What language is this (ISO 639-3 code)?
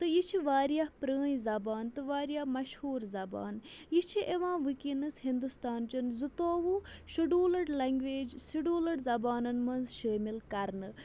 kas